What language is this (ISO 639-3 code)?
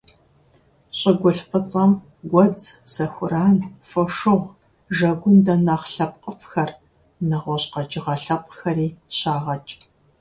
kbd